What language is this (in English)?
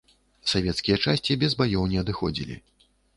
Belarusian